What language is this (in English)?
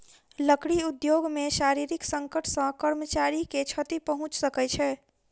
Maithili